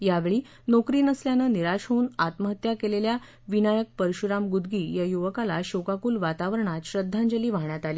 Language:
Marathi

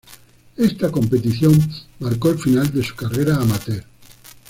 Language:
Spanish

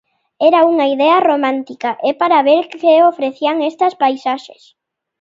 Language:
Galician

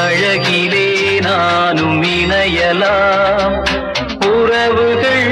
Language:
Tamil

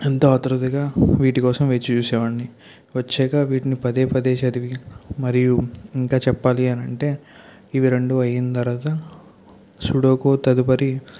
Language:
Telugu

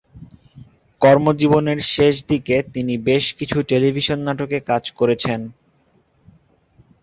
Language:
Bangla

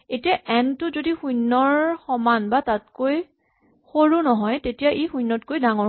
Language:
Assamese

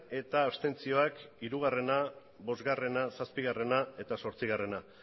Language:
Basque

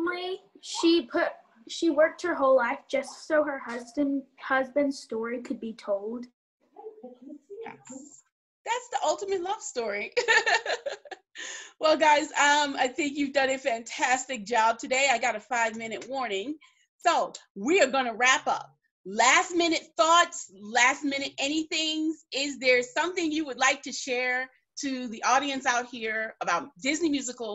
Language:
English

